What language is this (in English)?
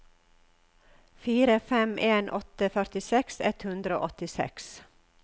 Norwegian